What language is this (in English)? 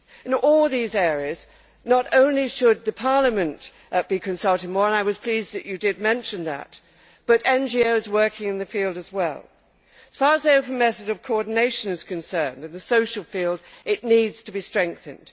English